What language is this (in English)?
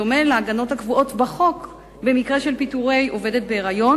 Hebrew